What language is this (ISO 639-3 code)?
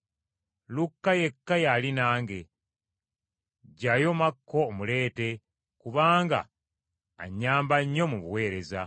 lug